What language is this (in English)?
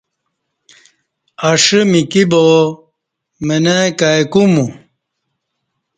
Kati